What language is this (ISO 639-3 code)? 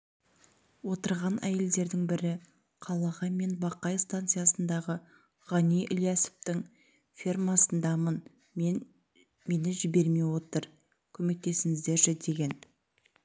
kaz